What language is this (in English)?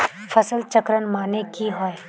Magahi